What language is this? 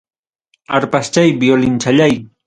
Ayacucho Quechua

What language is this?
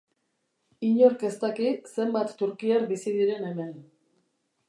Basque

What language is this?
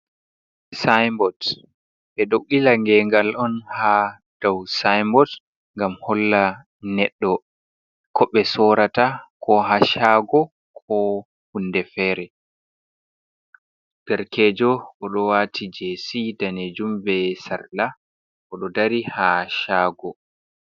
Fula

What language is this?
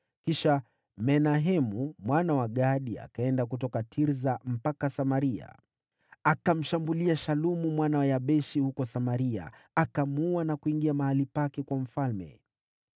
Swahili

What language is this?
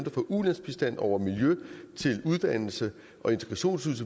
Danish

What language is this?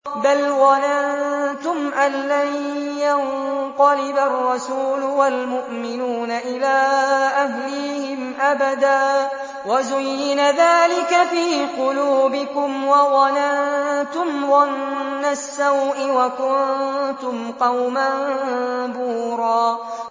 Arabic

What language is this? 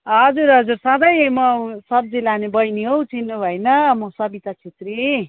Nepali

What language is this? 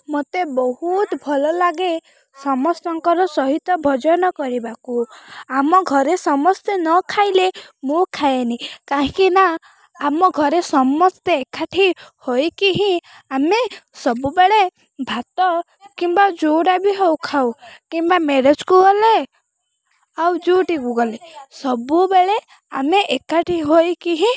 Odia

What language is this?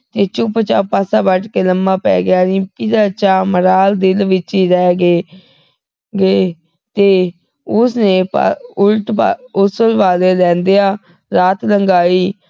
Punjabi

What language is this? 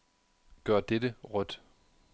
Danish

